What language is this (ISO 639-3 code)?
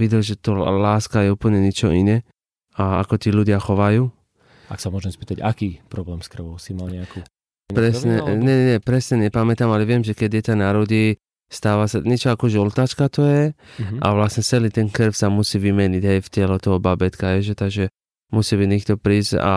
slk